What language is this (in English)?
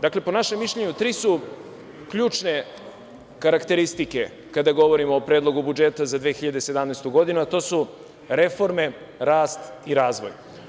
Serbian